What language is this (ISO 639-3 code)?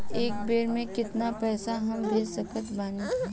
bho